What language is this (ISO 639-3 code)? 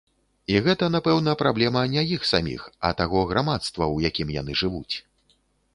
bel